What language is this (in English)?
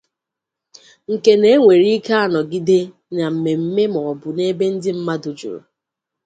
Igbo